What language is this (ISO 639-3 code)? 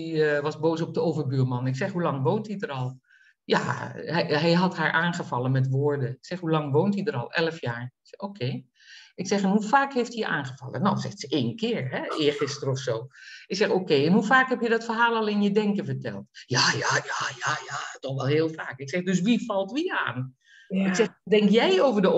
nld